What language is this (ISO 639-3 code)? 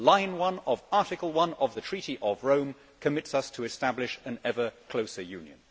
eng